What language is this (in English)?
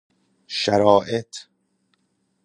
Persian